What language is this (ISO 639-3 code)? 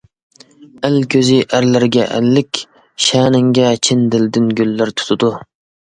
uig